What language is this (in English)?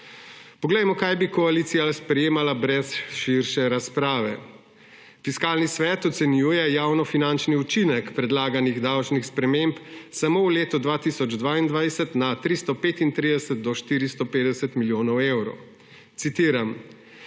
Slovenian